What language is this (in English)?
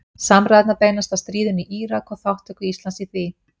Icelandic